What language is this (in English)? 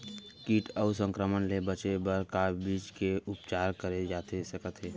Chhattisgarhi